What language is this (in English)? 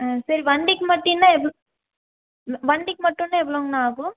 Tamil